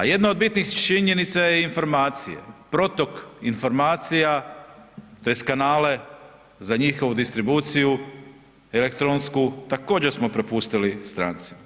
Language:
Croatian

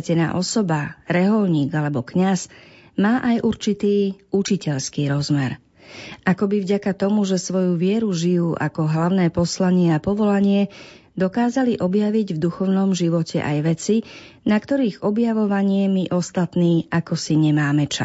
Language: Slovak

